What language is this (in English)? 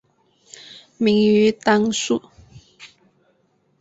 Chinese